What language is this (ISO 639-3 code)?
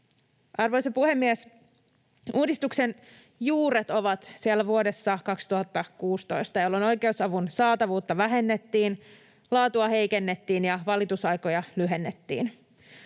fin